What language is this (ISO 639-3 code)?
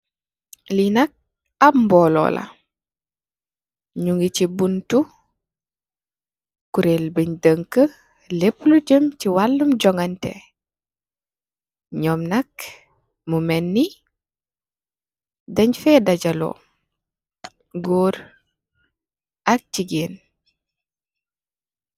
wol